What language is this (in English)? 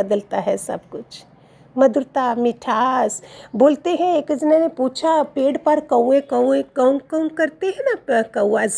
Hindi